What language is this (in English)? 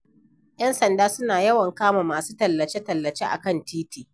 Hausa